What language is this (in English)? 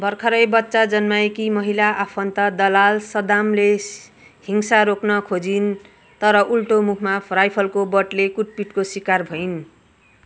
Nepali